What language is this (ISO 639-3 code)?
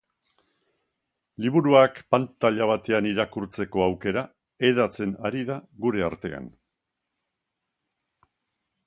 eus